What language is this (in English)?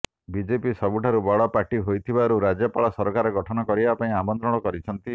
Odia